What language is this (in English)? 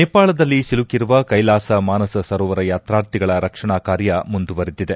Kannada